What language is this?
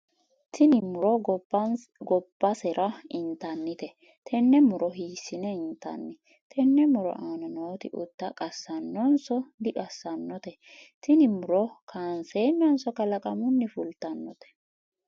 Sidamo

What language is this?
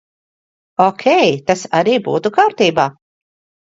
Latvian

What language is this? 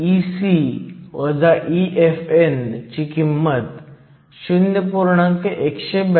Marathi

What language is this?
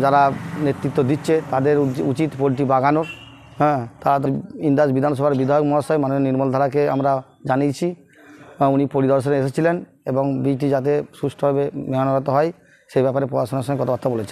Hindi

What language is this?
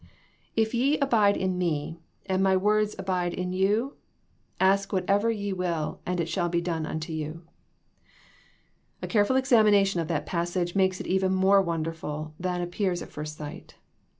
English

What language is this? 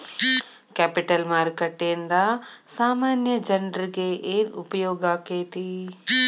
Kannada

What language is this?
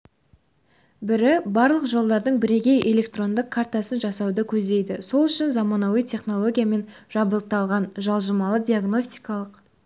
Kazakh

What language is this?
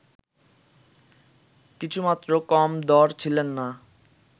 Bangla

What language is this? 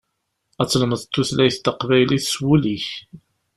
Kabyle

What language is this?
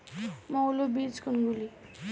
Bangla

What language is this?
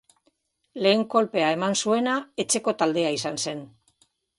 Basque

